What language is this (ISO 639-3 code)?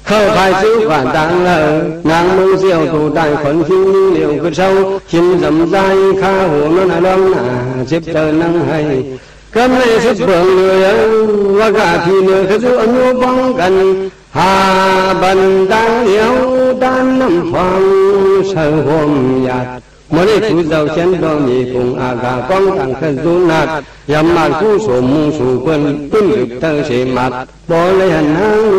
tha